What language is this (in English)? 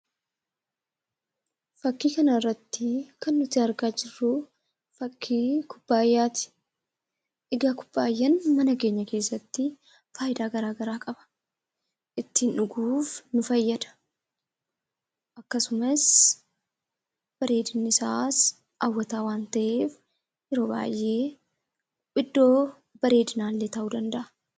Oromo